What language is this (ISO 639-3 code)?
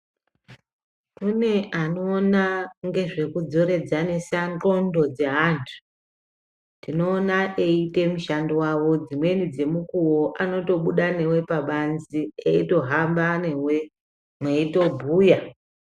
ndc